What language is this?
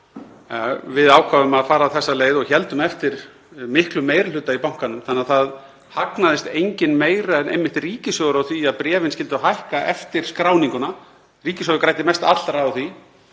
Icelandic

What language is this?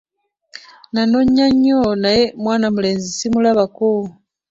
Ganda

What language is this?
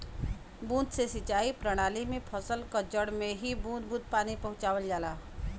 Bhojpuri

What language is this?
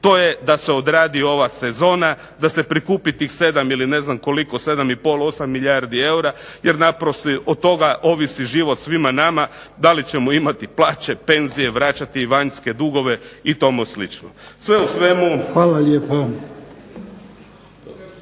Croatian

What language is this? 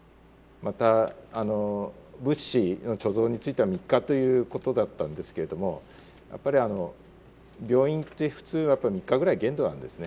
Japanese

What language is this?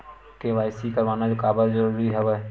Chhattisgarhi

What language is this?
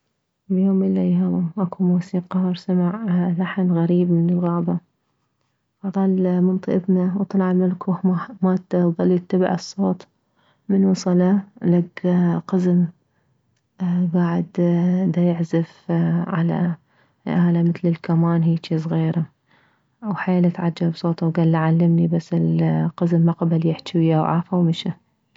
Mesopotamian Arabic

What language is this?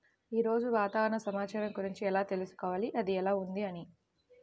Telugu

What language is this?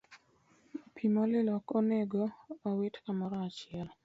Luo (Kenya and Tanzania)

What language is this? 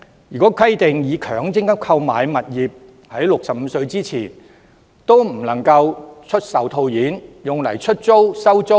Cantonese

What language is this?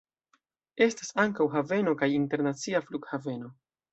Esperanto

